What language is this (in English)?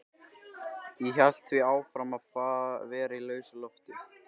Icelandic